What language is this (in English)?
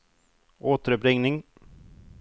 Swedish